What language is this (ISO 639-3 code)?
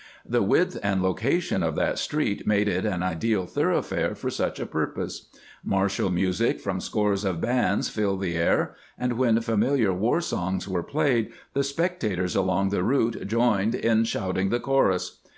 eng